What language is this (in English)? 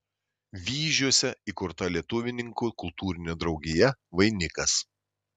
Lithuanian